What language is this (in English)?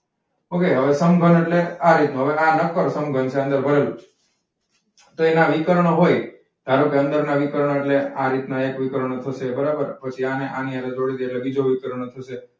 Gujarati